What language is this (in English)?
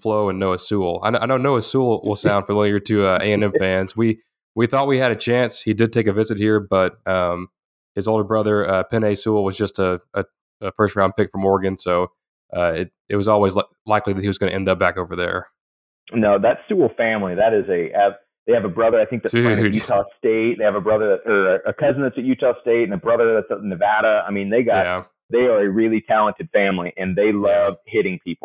English